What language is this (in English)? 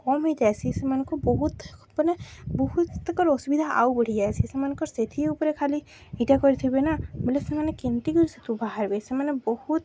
Odia